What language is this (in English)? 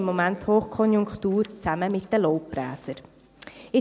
Swiss German